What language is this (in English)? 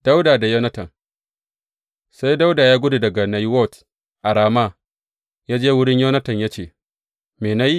Hausa